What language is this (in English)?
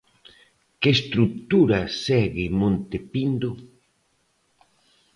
Galician